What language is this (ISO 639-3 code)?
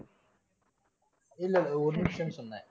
tam